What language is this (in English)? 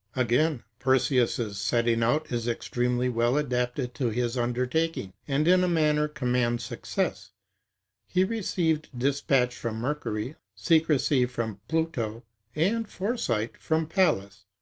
English